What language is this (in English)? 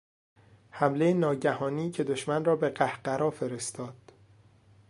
Persian